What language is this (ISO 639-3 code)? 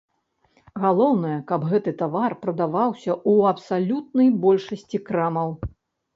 bel